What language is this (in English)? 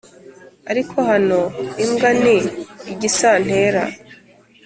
Kinyarwanda